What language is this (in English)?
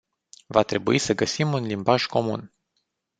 Romanian